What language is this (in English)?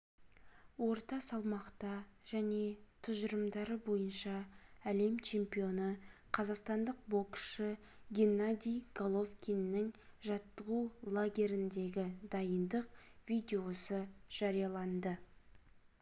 Kazakh